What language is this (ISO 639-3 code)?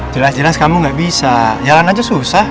ind